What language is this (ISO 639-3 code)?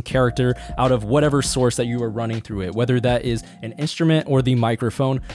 eng